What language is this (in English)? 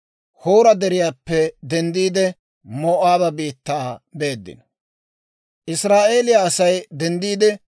Dawro